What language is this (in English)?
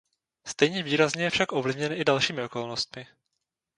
Czech